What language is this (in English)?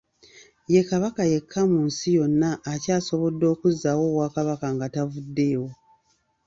Ganda